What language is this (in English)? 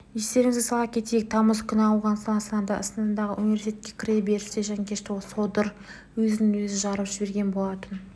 Kazakh